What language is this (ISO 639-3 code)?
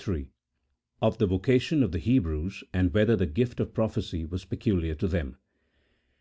eng